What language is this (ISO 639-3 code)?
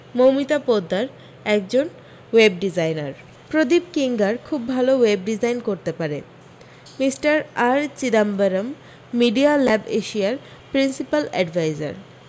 ben